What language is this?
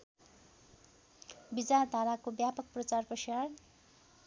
Nepali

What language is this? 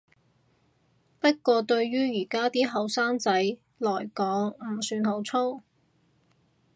Cantonese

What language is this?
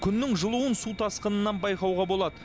Kazakh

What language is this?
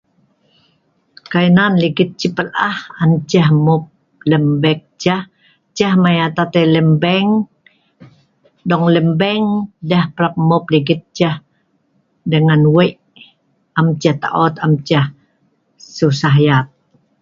Sa'ban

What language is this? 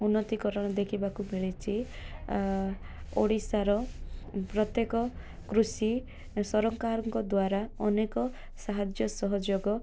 Odia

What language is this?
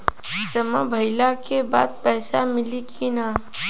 Bhojpuri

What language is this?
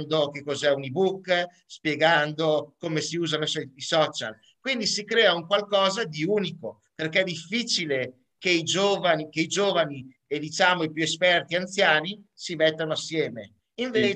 Italian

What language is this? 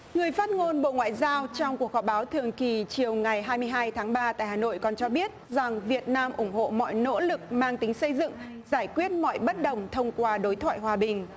Vietnamese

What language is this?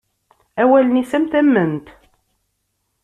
Kabyle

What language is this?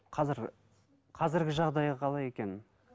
Kazakh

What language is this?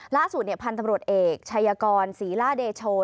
Thai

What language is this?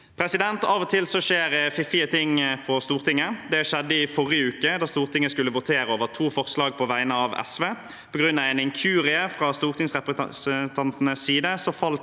Norwegian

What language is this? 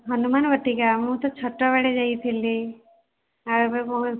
Odia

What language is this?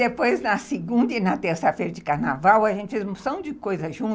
Portuguese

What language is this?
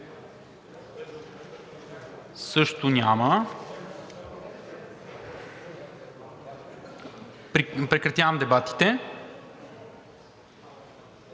Bulgarian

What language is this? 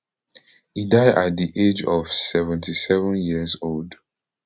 Nigerian Pidgin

